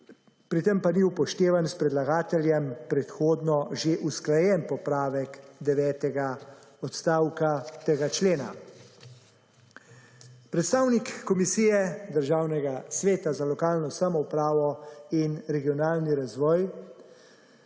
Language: Slovenian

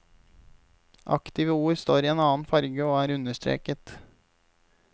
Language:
Norwegian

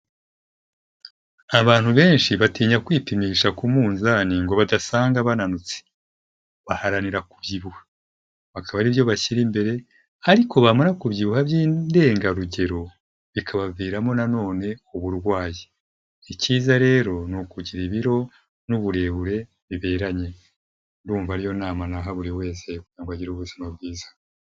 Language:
Kinyarwanda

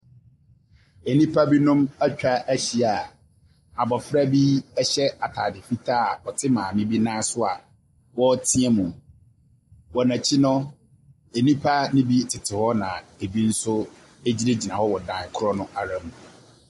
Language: Akan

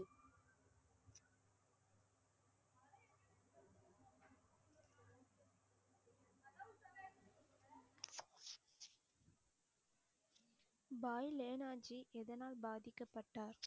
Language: Tamil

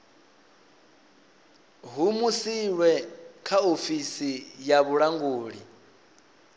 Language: Venda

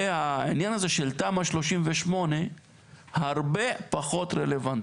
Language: Hebrew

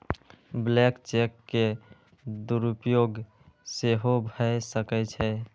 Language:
Maithili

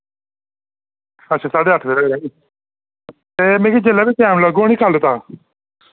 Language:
Dogri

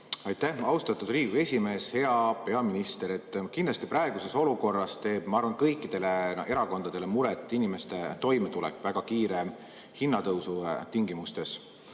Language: Estonian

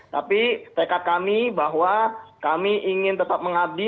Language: Indonesian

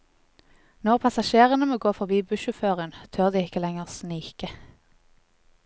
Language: Norwegian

